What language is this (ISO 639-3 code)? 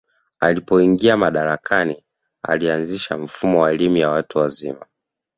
swa